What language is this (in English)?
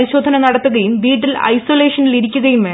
Malayalam